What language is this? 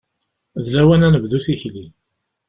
Kabyle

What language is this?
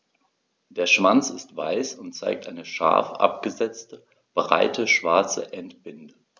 German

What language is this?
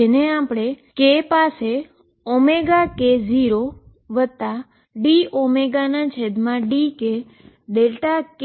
Gujarati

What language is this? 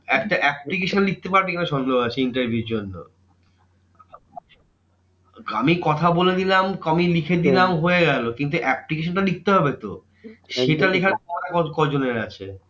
Bangla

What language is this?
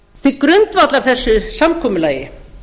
Icelandic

